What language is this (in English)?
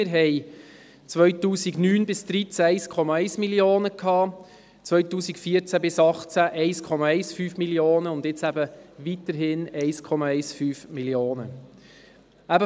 Swiss German